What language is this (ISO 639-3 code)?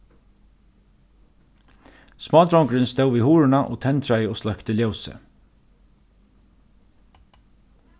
fao